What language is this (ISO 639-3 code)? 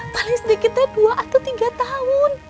ind